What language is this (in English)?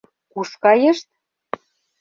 Mari